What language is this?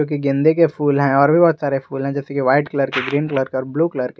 Hindi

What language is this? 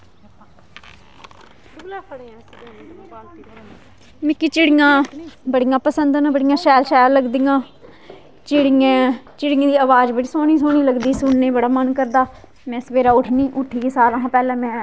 Dogri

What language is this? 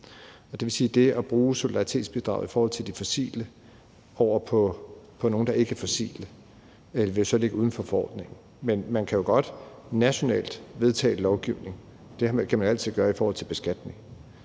Danish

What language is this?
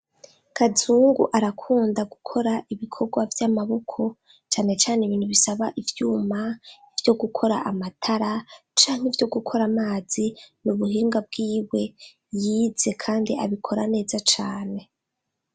Rundi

